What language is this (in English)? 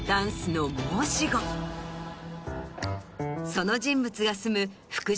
Japanese